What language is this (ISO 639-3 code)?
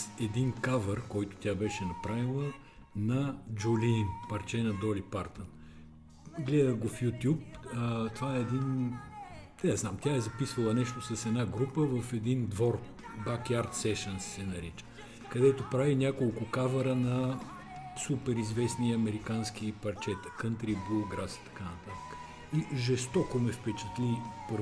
bul